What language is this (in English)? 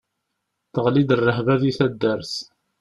Kabyle